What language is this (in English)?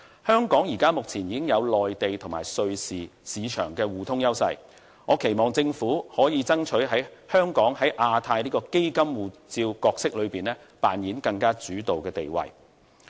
Cantonese